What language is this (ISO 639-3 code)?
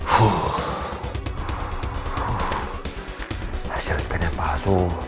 ind